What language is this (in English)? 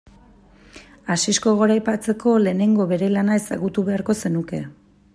Basque